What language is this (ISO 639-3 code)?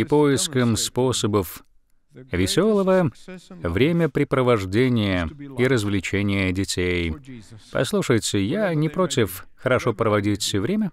rus